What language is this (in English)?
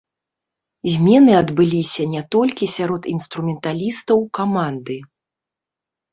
Belarusian